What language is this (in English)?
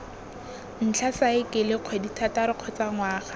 Tswana